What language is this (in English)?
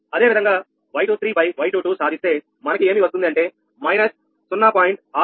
Telugu